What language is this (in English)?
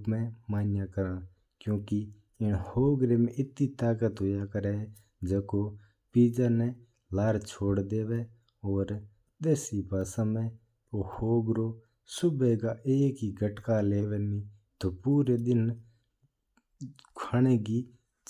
Mewari